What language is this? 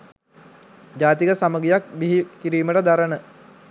Sinhala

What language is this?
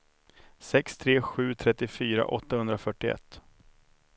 Swedish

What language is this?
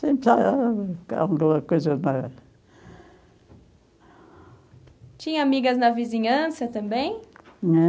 Portuguese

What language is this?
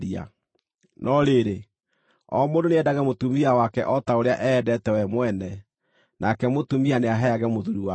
Kikuyu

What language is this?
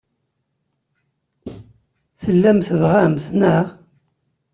Kabyle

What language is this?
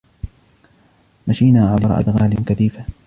Arabic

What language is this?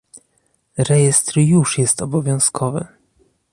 Polish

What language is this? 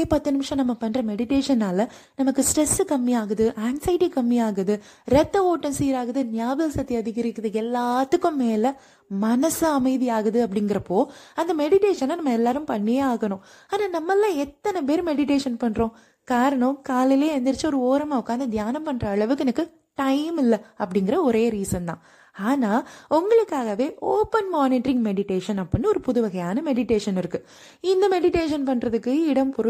Tamil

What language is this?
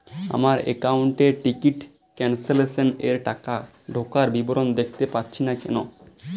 Bangla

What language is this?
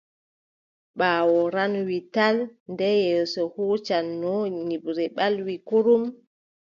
Adamawa Fulfulde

